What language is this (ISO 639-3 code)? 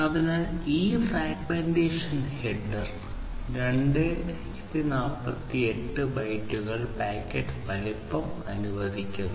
mal